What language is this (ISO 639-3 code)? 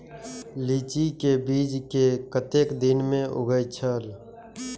mai